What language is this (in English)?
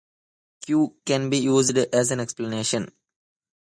English